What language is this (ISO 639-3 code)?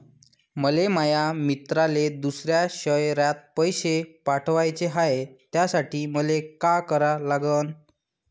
mar